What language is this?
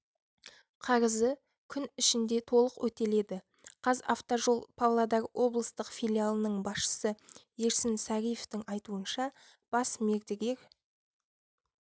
Kazakh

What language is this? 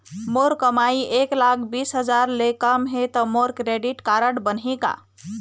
Chhattisgarhi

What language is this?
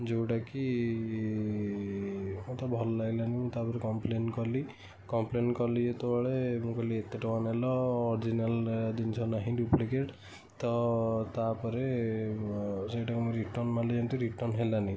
Odia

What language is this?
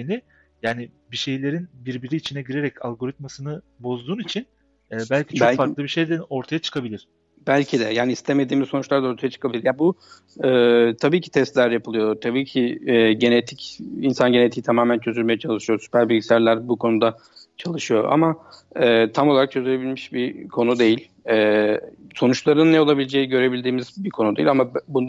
Turkish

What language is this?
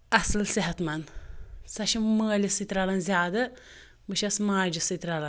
Kashmiri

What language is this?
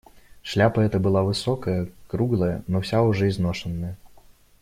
Russian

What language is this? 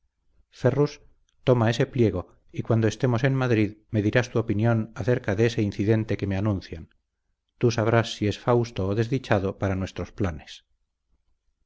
Spanish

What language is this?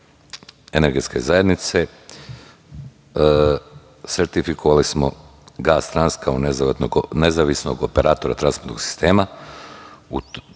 Serbian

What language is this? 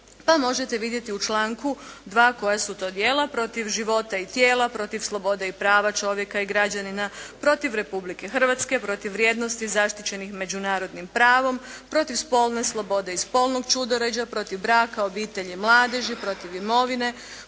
Croatian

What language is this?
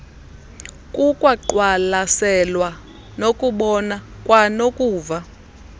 Xhosa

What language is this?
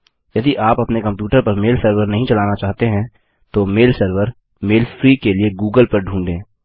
Hindi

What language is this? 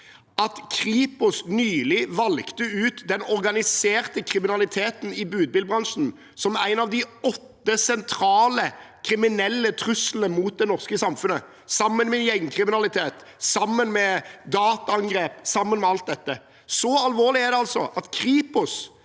Norwegian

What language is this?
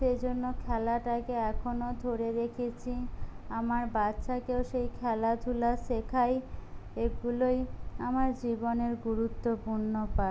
Bangla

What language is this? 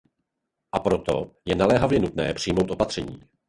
Czech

